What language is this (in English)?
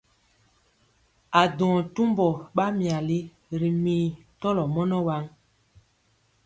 Mpiemo